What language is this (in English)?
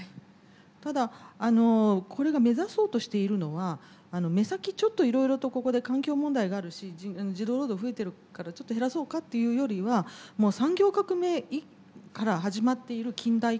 Japanese